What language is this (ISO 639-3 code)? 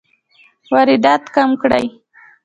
pus